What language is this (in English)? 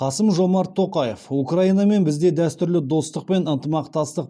Kazakh